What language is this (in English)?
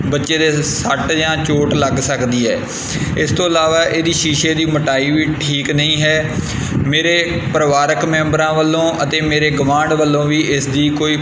Punjabi